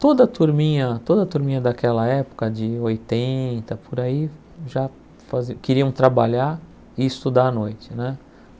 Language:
Portuguese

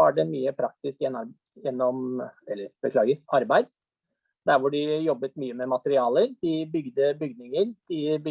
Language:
Norwegian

